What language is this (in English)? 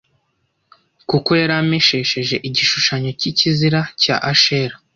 Kinyarwanda